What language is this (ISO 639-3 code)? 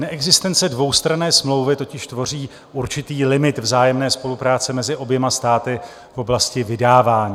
ces